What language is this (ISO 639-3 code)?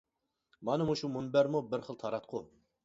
uig